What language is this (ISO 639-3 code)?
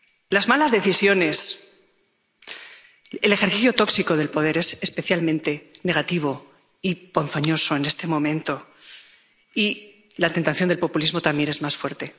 spa